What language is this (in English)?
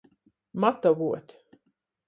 Latgalian